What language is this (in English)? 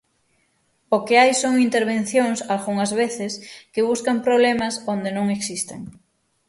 Galician